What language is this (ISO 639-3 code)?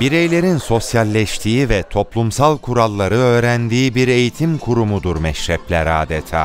tur